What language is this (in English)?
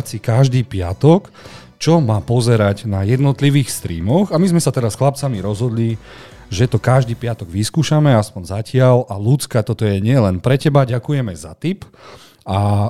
Slovak